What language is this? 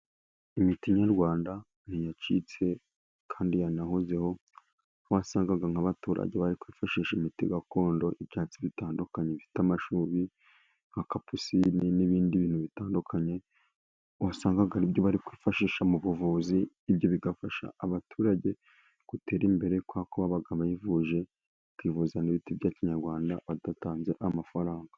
Kinyarwanda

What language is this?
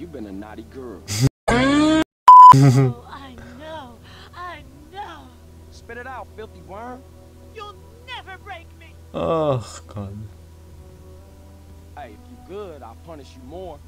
Portuguese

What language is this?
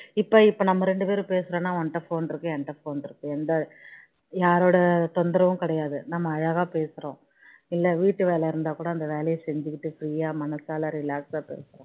Tamil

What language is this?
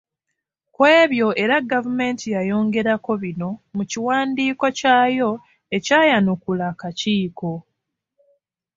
Ganda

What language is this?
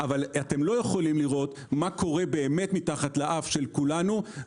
Hebrew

